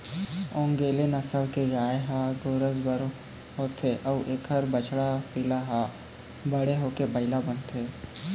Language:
Chhattisgarhi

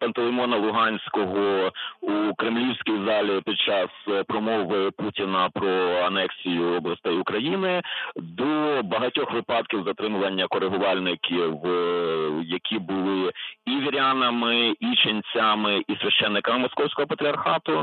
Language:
Ukrainian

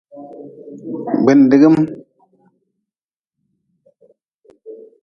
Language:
Nawdm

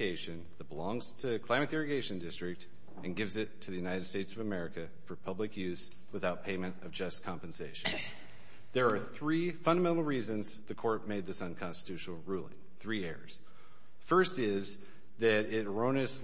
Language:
English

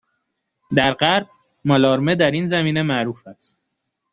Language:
Persian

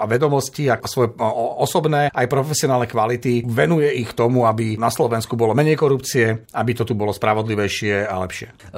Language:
Slovak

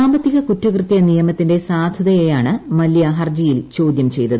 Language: Malayalam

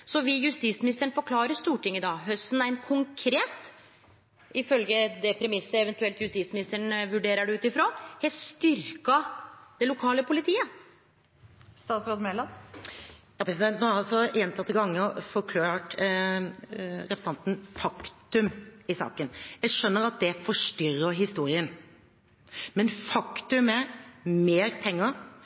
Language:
Norwegian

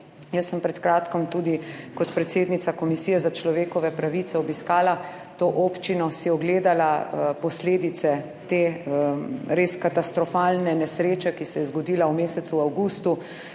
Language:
Slovenian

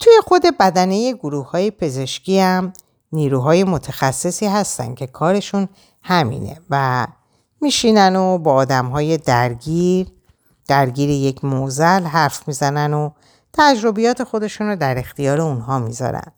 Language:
Persian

